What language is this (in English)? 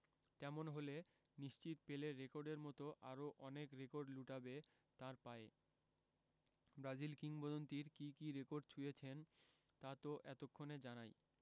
Bangla